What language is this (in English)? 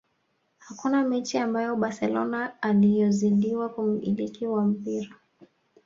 Swahili